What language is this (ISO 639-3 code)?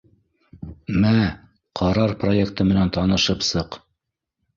bak